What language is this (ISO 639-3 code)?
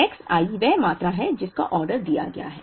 hin